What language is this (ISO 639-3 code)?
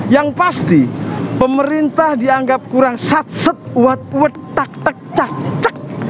ind